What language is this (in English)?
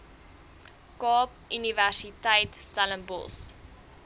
Afrikaans